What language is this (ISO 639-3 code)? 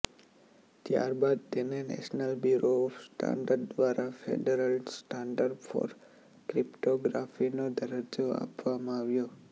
guj